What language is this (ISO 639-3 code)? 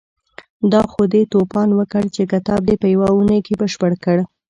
pus